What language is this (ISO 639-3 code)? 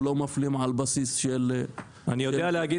heb